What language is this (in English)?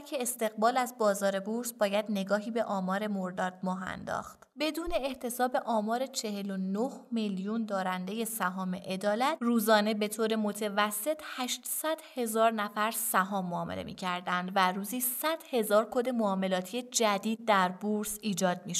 Persian